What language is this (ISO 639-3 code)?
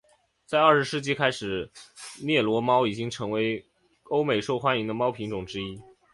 zho